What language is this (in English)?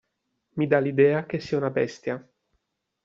Italian